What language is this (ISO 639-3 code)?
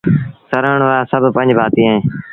sbn